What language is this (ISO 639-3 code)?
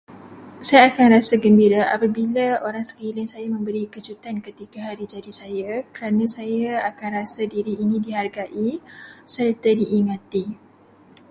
msa